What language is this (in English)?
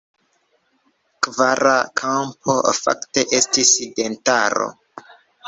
Esperanto